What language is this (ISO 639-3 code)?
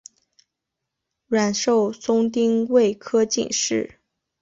zho